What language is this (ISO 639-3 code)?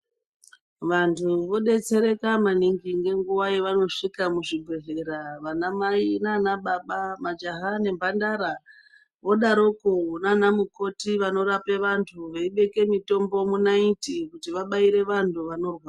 ndc